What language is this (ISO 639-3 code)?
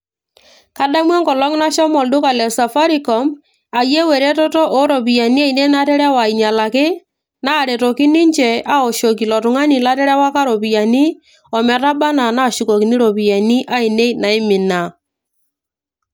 mas